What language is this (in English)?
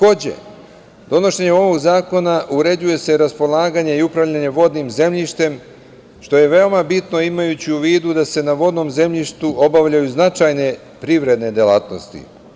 Serbian